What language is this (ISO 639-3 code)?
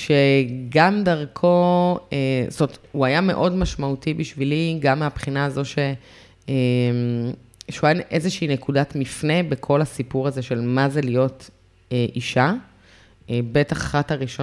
heb